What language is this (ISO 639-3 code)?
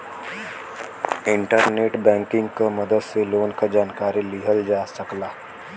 bho